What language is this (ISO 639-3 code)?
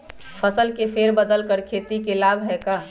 mag